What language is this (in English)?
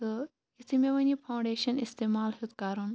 Kashmiri